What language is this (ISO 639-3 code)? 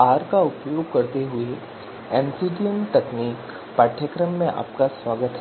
hin